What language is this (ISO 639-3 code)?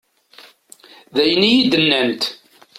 kab